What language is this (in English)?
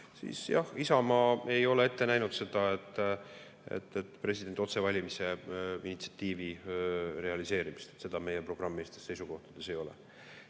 Estonian